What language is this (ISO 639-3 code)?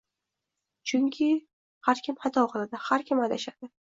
uzb